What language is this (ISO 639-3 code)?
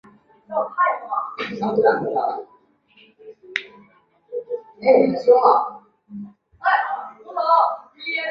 zho